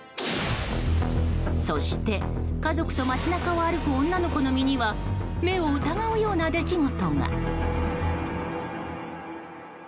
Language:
Japanese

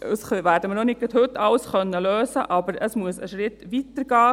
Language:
Swiss German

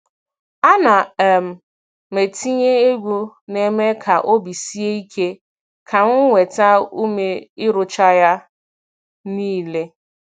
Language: Igbo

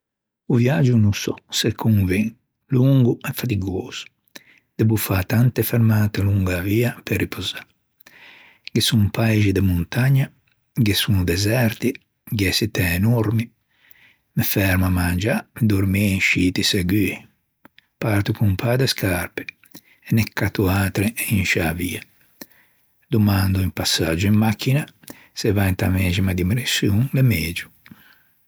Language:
Ligurian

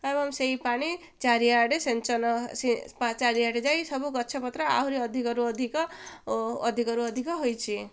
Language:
Odia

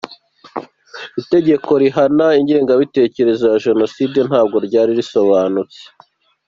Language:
Kinyarwanda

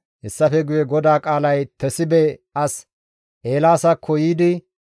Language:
Gamo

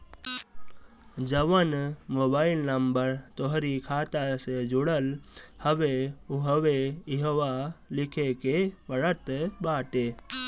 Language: Bhojpuri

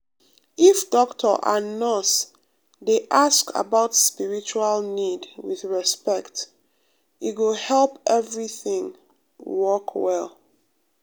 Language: Nigerian Pidgin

